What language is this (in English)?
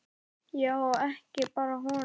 Icelandic